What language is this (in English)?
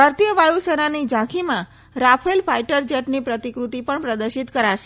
Gujarati